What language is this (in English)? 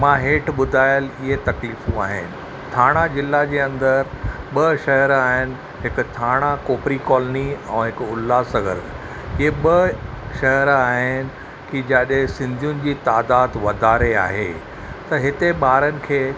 Sindhi